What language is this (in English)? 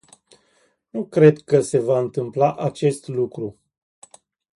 Romanian